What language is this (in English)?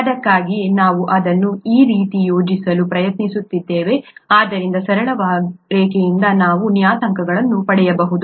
Kannada